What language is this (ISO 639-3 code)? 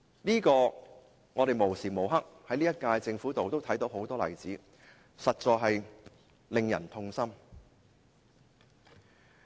yue